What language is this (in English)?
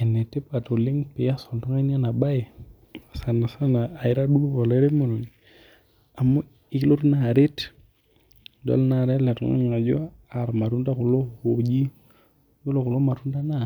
Masai